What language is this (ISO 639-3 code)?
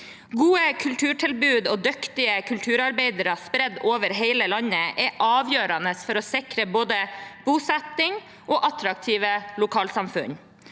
nor